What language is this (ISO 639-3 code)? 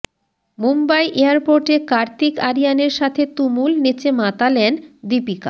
ben